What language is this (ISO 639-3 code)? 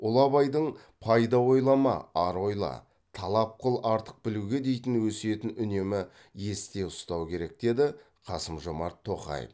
kaz